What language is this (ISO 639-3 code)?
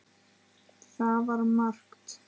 isl